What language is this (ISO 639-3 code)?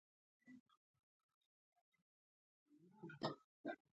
pus